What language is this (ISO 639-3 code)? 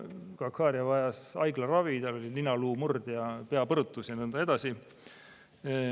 est